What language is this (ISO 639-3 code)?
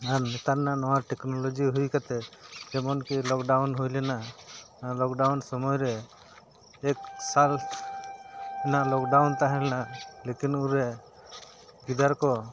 sat